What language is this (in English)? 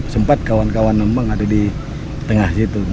Indonesian